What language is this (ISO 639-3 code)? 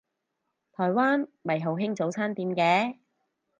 yue